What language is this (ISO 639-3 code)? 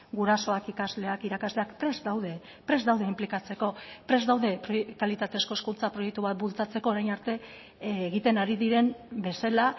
eus